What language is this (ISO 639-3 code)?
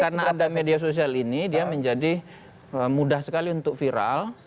ind